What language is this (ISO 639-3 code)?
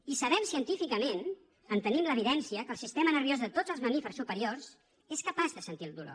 cat